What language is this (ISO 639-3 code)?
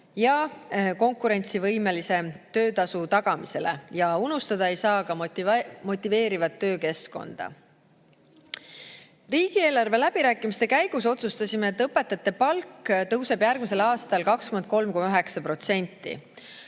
est